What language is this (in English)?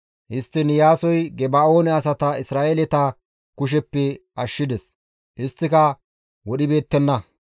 Gamo